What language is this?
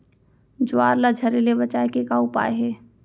Chhattisgarhi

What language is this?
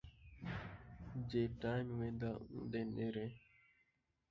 Saraiki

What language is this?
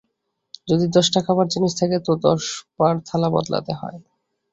Bangla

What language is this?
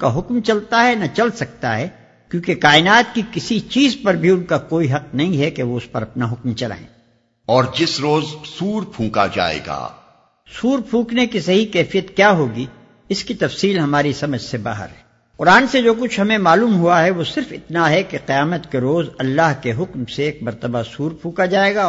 Urdu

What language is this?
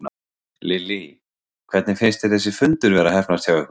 Icelandic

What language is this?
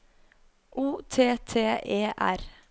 Norwegian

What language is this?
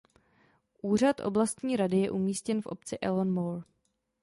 Czech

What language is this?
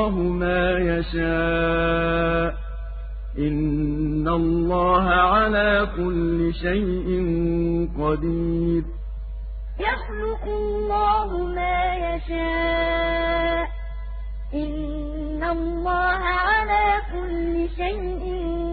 Arabic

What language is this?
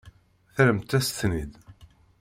Kabyle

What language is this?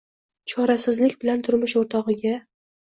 Uzbek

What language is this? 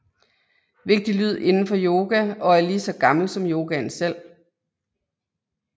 Danish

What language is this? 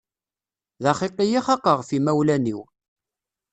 Kabyle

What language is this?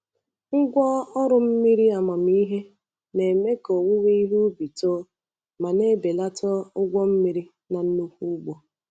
Igbo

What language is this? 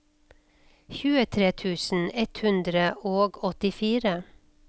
Norwegian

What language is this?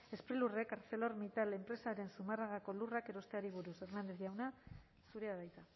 Basque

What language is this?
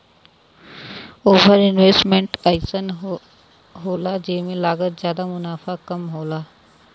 Bhojpuri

